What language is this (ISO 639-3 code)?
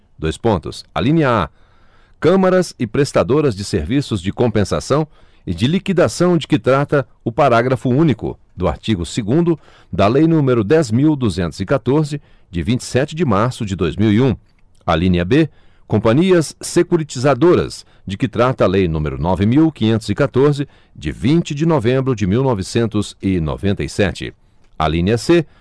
por